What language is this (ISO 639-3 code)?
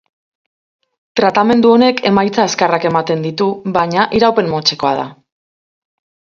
eus